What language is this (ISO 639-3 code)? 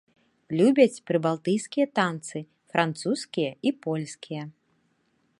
bel